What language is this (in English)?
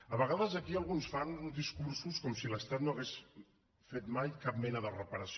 Catalan